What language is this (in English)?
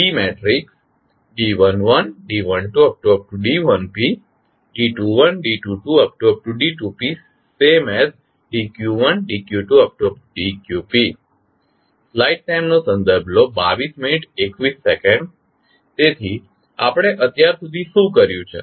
Gujarati